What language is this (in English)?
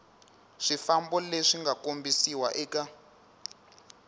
Tsonga